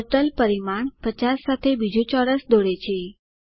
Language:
Gujarati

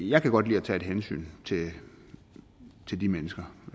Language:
Danish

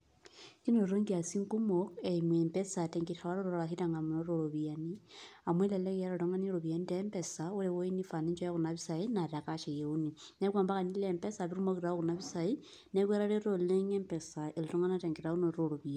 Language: Masai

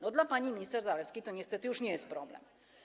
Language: Polish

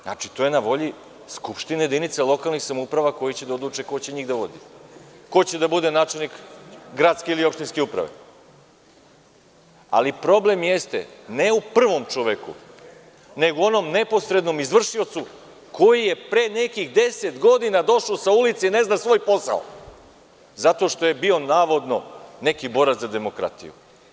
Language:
Serbian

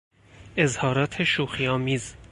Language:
Persian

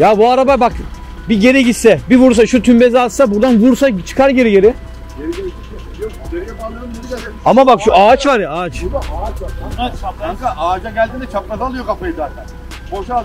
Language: Turkish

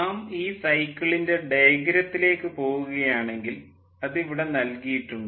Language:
Malayalam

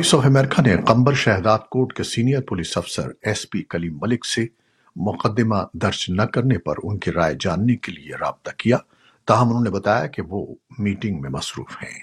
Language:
Urdu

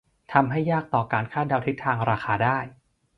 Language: Thai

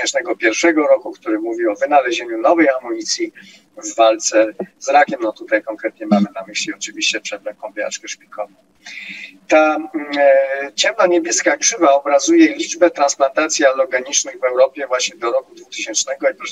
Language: Polish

